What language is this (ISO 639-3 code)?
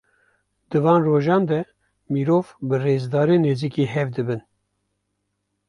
kur